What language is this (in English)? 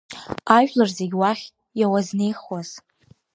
Abkhazian